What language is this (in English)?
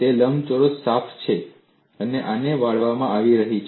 Gujarati